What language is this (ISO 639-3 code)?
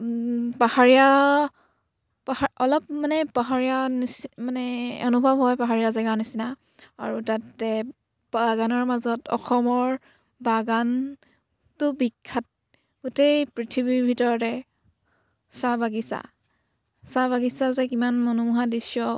asm